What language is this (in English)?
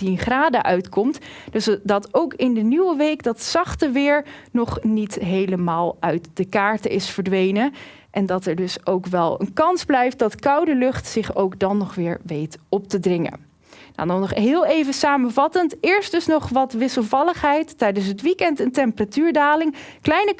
Dutch